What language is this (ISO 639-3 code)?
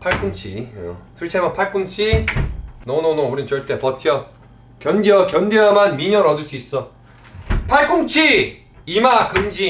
kor